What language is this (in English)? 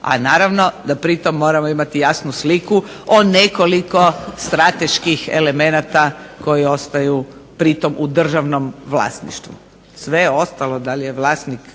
Croatian